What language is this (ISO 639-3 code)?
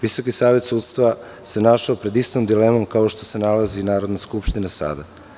srp